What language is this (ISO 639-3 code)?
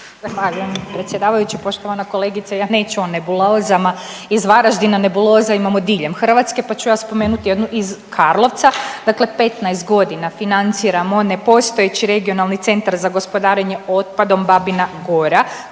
hrv